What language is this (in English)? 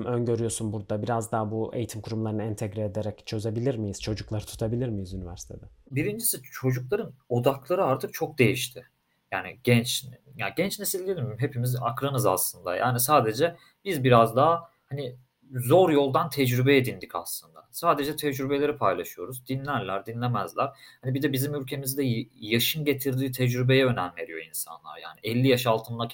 Turkish